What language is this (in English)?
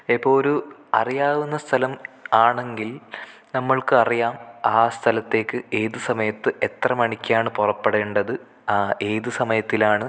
Malayalam